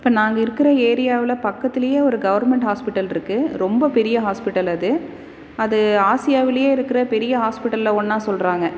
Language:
Tamil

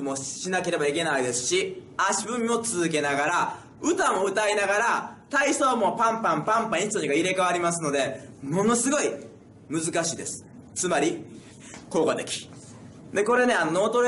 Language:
Japanese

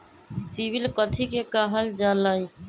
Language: Magahi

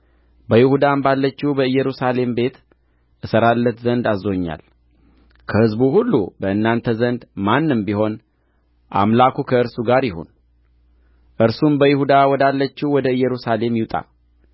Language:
Amharic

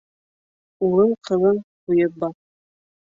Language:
Bashkir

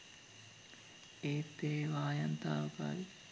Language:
Sinhala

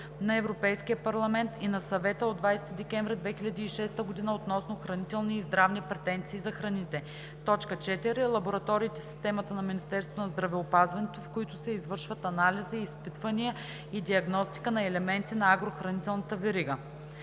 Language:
Bulgarian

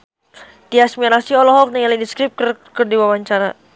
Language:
Sundanese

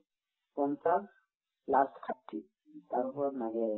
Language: Assamese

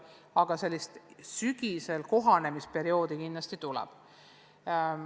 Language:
Estonian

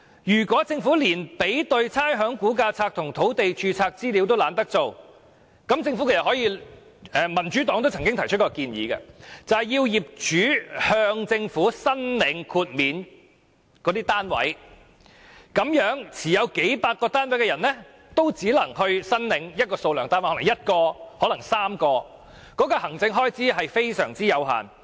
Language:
Cantonese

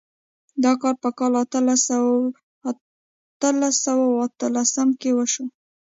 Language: Pashto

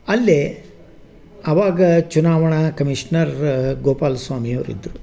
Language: Kannada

